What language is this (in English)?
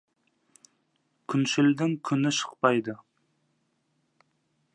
Kazakh